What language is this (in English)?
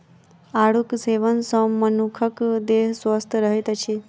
Maithili